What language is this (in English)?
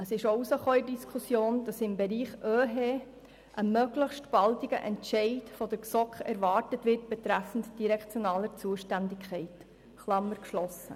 Swiss German